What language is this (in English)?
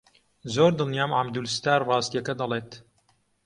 Central Kurdish